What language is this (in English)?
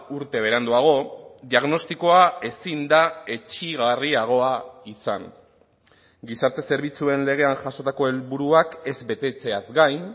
Basque